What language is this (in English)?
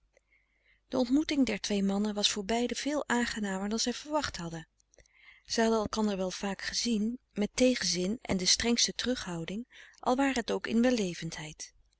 Dutch